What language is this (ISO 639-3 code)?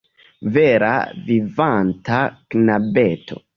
epo